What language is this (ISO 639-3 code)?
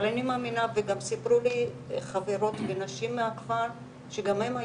heb